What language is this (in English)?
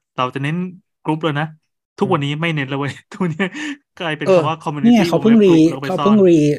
Thai